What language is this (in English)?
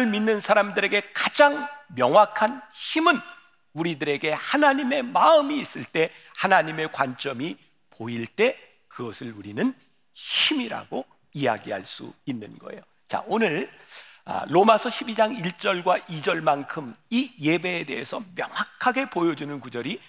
Korean